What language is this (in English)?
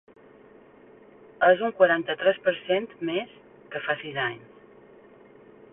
Catalan